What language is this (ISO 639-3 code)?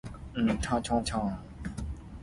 nan